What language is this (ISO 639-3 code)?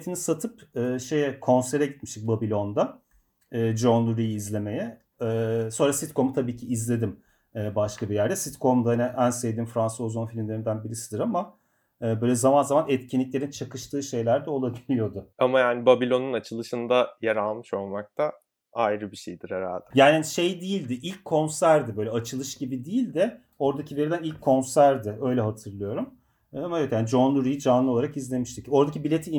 tur